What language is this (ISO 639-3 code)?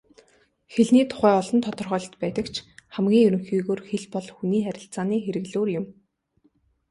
mon